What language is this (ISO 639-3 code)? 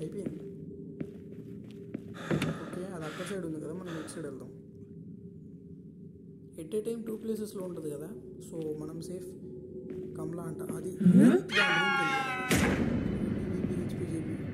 tel